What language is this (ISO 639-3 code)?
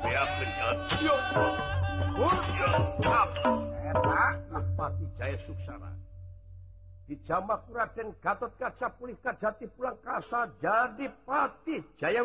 ind